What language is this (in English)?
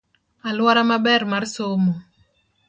Luo (Kenya and Tanzania)